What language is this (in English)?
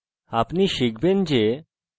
Bangla